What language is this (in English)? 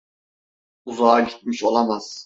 Turkish